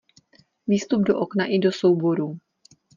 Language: Czech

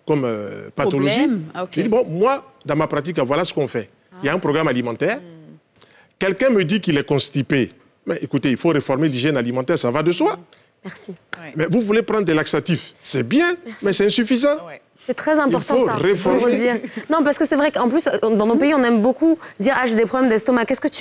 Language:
French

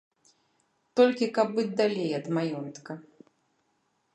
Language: Belarusian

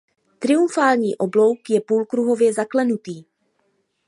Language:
Czech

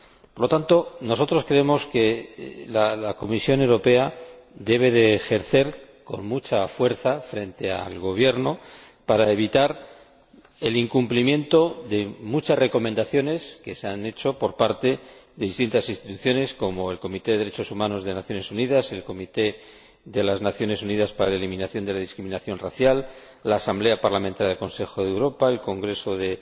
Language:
Spanish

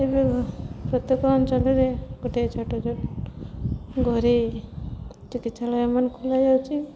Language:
Odia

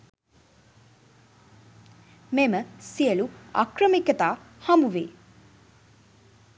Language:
Sinhala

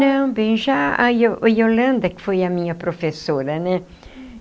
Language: Portuguese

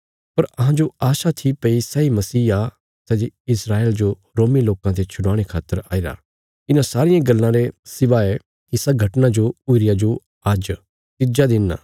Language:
Bilaspuri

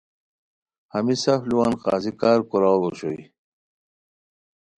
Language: Khowar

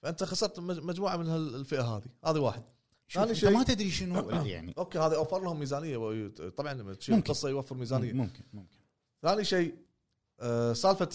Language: Arabic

